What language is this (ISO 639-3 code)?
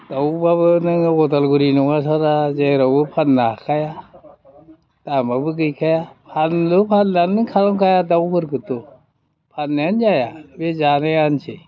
brx